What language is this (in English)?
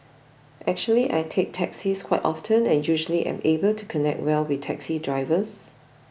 English